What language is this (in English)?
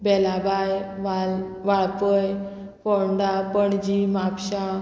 Konkani